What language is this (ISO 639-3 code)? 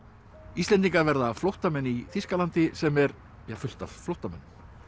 isl